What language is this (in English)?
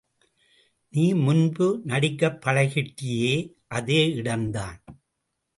Tamil